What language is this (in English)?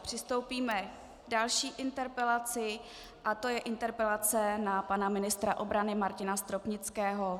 Czech